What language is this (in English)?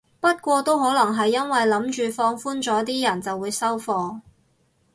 Cantonese